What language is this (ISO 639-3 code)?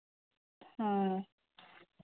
sat